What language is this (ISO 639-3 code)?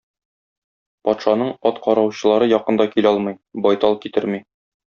tat